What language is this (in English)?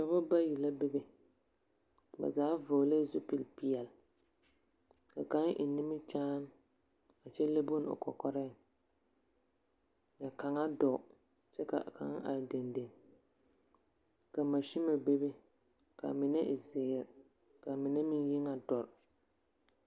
Southern Dagaare